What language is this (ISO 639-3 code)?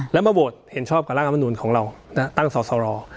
tha